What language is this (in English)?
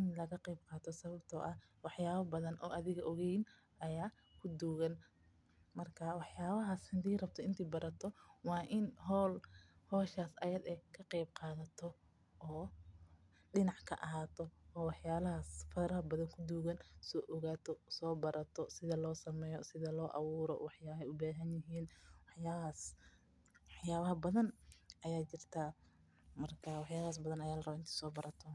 Somali